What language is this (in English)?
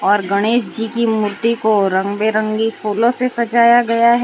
Hindi